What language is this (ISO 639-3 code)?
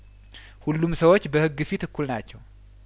amh